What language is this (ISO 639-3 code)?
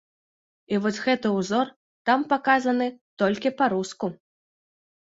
bel